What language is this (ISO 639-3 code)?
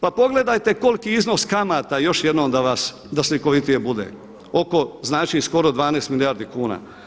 hrv